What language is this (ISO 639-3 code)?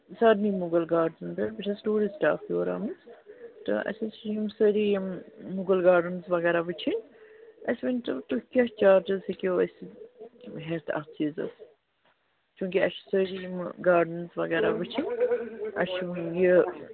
kas